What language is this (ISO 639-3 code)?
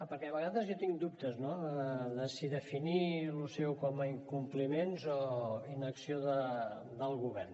cat